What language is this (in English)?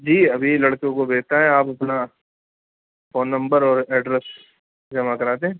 Urdu